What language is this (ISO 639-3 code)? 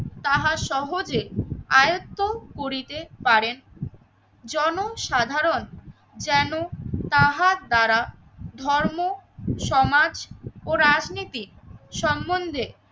ben